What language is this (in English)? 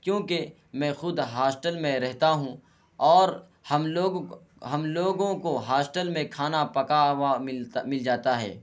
Urdu